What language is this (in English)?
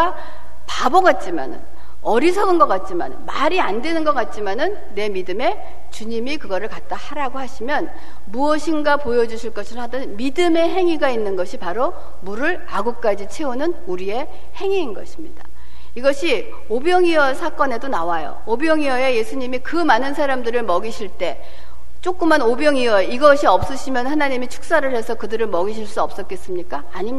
Korean